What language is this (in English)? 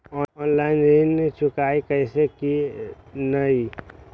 Magahi